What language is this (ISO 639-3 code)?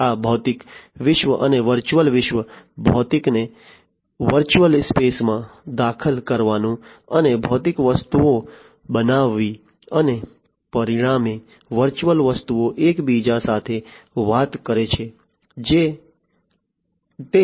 guj